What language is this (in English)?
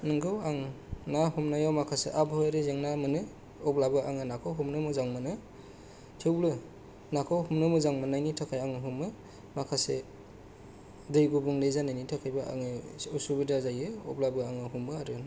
Bodo